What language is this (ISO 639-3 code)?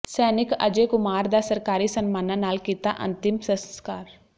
pan